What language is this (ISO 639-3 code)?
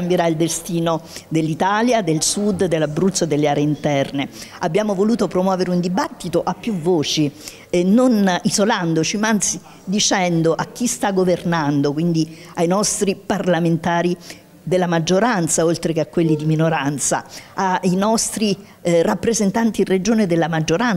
ita